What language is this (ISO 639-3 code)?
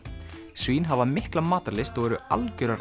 isl